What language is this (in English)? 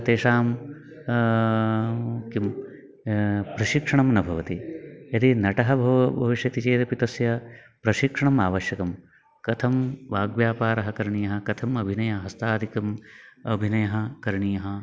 Sanskrit